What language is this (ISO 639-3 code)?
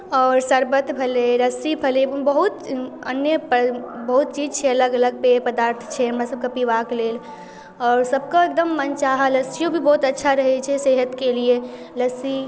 mai